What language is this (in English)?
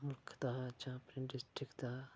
Dogri